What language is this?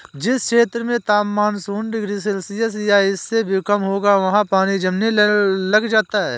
Hindi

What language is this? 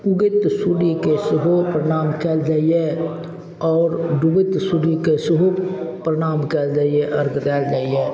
Maithili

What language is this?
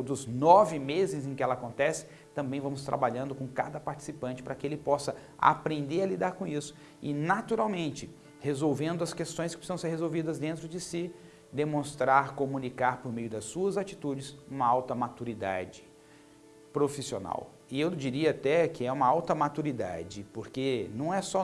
Portuguese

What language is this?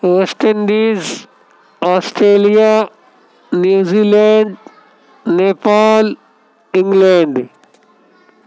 Urdu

